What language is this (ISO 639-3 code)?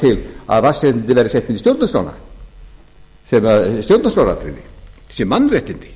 isl